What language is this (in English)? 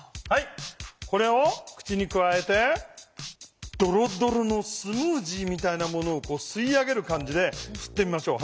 Japanese